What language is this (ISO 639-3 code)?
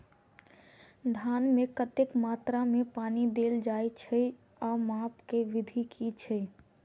mai